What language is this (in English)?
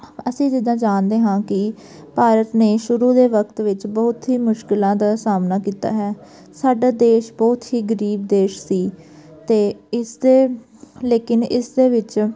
Punjabi